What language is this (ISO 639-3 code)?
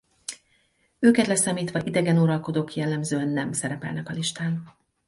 hun